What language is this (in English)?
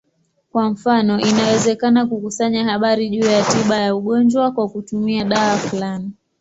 Swahili